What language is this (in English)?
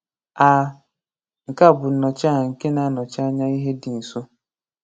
Igbo